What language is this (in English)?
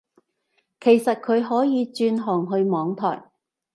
Cantonese